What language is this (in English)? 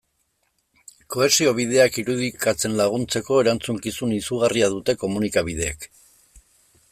Basque